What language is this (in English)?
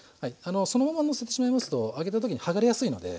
Japanese